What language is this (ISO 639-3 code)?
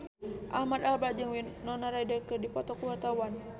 sun